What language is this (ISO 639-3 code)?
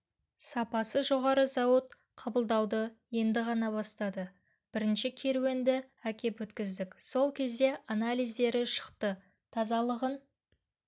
kaz